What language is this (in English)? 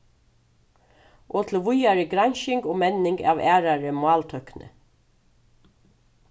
Faroese